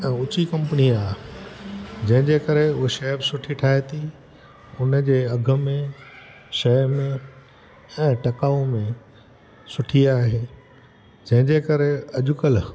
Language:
Sindhi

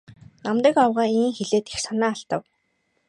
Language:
Mongolian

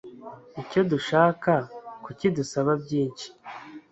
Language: Kinyarwanda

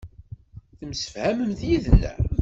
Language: Kabyle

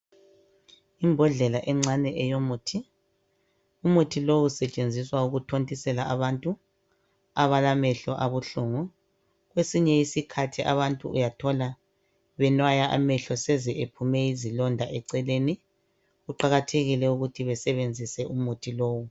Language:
North Ndebele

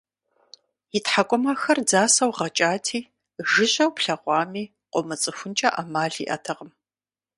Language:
Kabardian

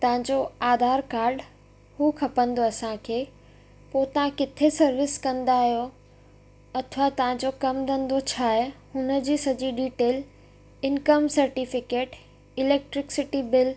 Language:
Sindhi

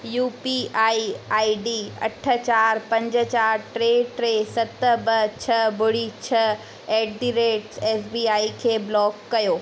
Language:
Sindhi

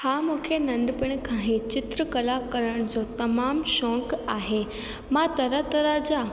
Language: Sindhi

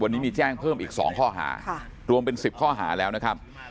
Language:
Thai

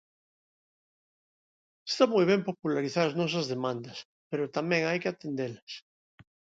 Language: Galician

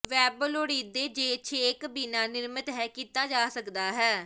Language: Punjabi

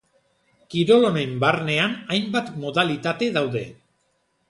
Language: Basque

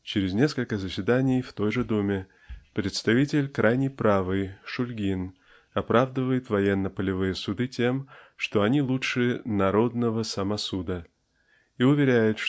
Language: Russian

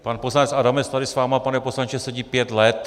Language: Czech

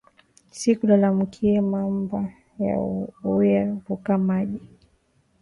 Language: Swahili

